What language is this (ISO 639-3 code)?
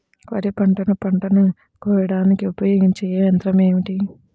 tel